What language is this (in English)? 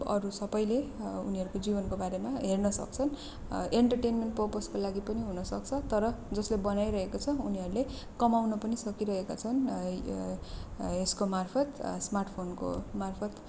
Nepali